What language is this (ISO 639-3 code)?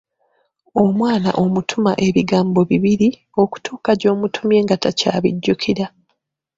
lug